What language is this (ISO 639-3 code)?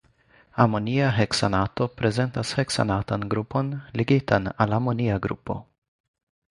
epo